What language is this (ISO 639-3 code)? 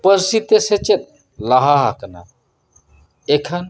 sat